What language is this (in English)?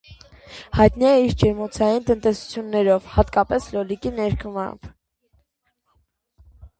Armenian